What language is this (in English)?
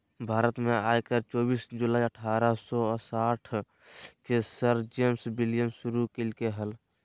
Magahi